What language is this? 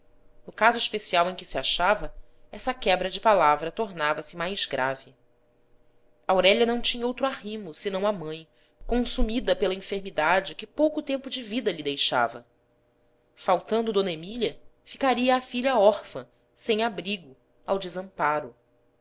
Portuguese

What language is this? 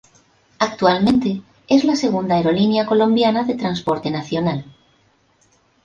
Spanish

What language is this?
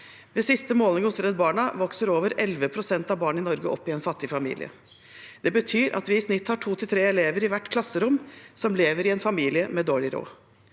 Norwegian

